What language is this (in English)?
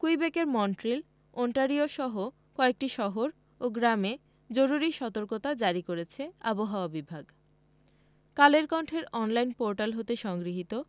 Bangla